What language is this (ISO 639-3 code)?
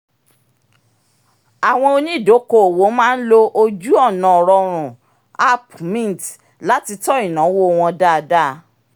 yor